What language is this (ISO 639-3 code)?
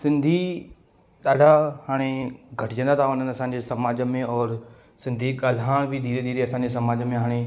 snd